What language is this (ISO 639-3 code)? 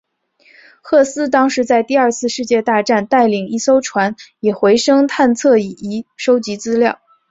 zho